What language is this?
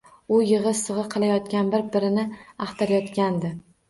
Uzbek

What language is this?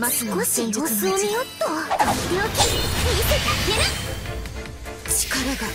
Japanese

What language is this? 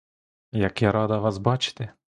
Ukrainian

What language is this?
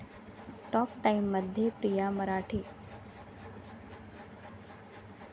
Marathi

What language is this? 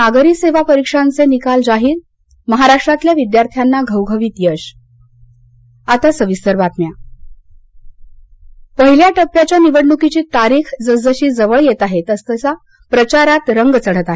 Marathi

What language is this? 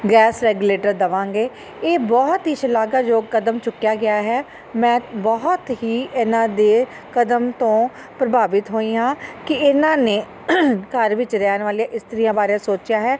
Punjabi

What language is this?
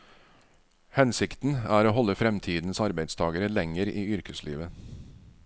Norwegian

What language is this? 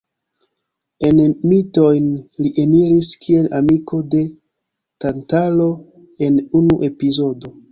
Esperanto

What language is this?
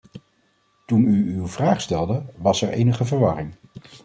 Dutch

